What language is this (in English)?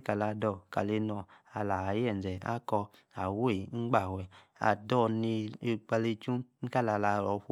Yace